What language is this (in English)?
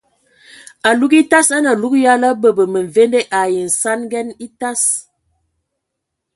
Ewondo